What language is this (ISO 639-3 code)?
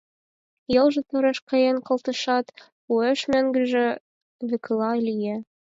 chm